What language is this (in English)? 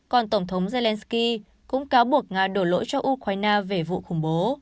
Vietnamese